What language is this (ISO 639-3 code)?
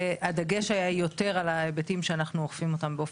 heb